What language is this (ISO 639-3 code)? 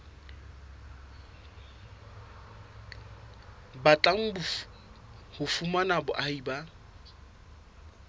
sot